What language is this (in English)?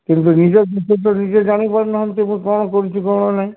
Odia